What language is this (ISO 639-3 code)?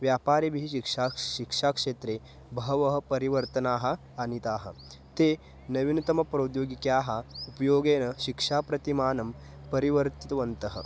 san